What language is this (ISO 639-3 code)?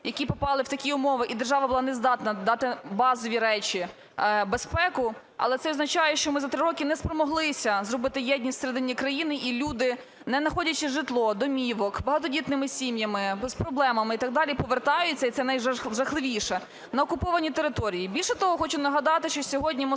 ukr